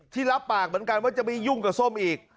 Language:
Thai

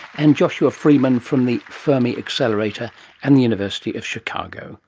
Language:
English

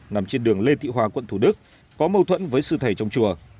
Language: Vietnamese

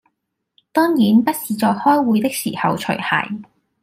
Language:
Cantonese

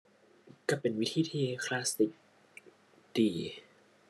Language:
Thai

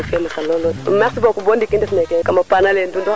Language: Serer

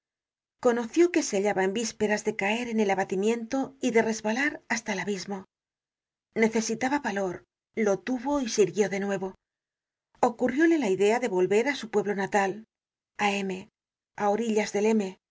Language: Spanish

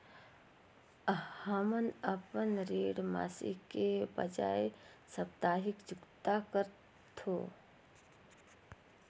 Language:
Chhattisgarhi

